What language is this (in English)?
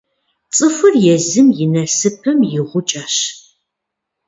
Kabardian